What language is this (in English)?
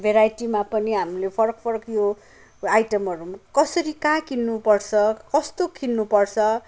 Nepali